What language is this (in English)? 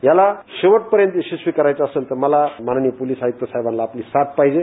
Marathi